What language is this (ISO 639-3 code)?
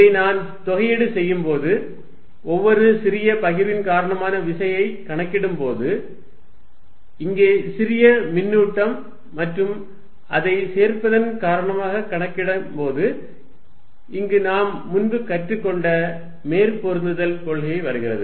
tam